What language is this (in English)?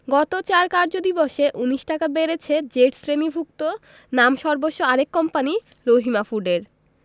Bangla